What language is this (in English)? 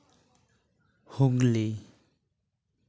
Santali